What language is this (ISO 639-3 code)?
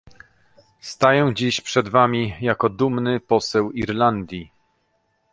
pol